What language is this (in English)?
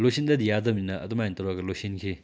Manipuri